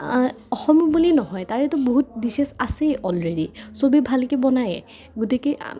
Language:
Assamese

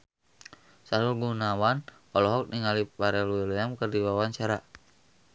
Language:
Sundanese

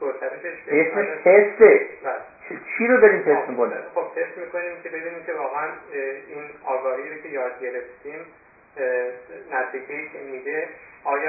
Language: Persian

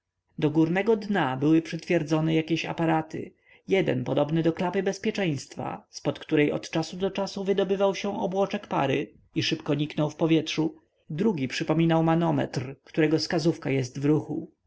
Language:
Polish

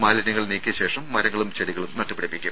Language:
Malayalam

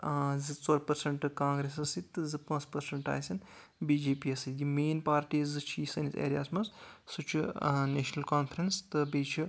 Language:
Kashmiri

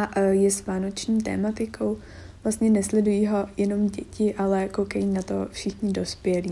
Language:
Czech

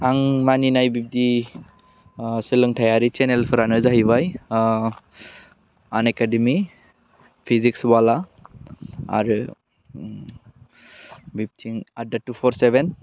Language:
Bodo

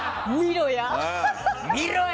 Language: Japanese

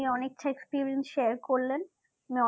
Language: Bangla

